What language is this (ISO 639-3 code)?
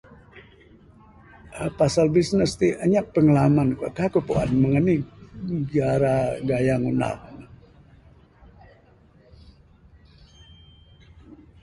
sdo